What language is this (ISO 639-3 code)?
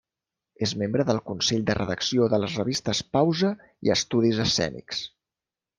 cat